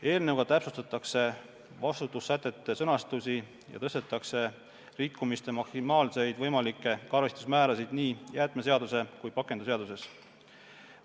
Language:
Estonian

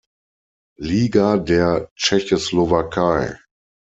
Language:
German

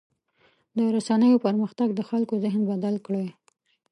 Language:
Pashto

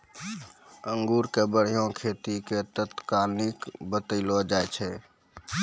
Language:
Maithili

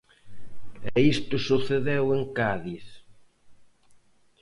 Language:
Galician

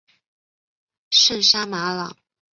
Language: Chinese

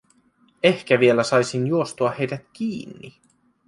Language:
Finnish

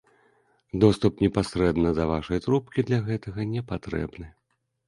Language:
Belarusian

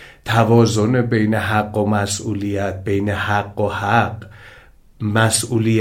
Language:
Persian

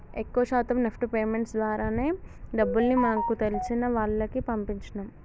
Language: Telugu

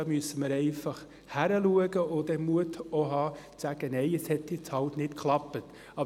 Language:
Swiss German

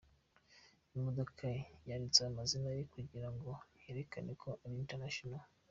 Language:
Kinyarwanda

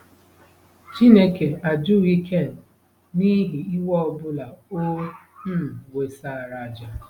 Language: Igbo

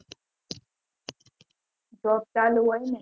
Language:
Gujarati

